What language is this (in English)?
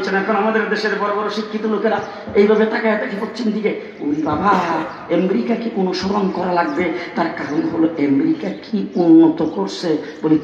Bangla